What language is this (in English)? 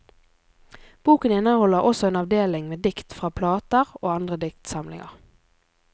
Norwegian